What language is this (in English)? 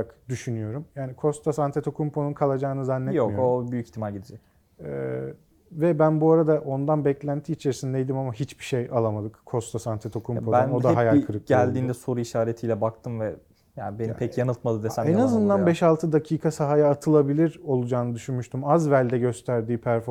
Turkish